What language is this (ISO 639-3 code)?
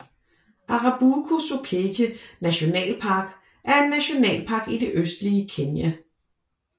dan